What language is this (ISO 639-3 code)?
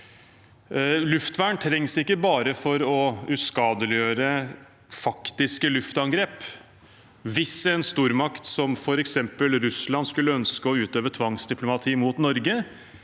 nor